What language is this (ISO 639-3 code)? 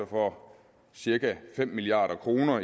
dan